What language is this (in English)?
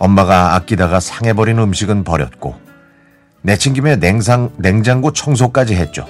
Korean